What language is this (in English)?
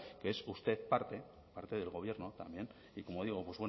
Spanish